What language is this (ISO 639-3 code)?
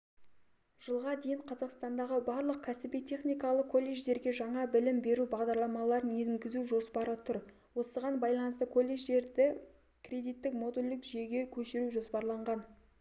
kaz